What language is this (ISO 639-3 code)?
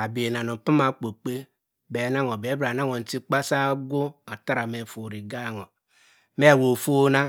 mfn